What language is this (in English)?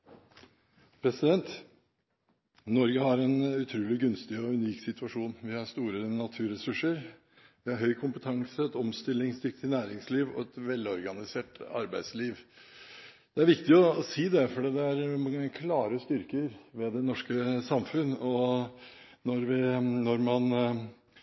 Norwegian